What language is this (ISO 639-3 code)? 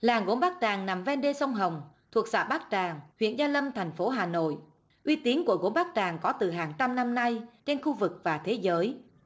vie